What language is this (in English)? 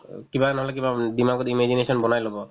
Assamese